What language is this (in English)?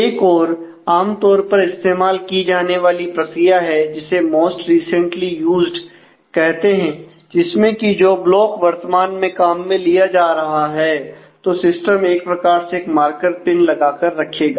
Hindi